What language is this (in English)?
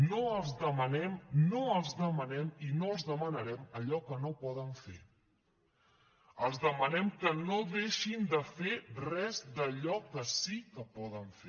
Catalan